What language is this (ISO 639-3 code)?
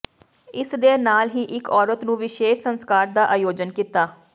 pan